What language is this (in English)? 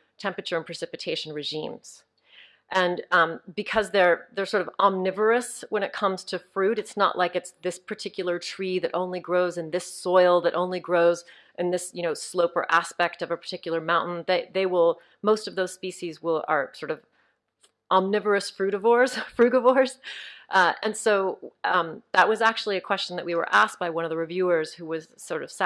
English